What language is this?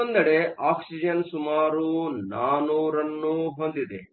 Kannada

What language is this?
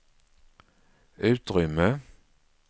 Swedish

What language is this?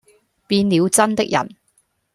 Cantonese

